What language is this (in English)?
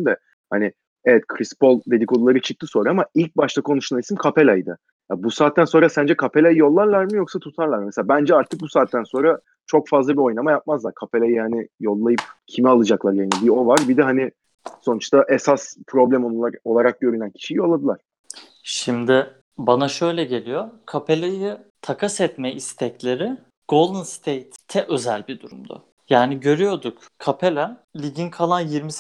Turkish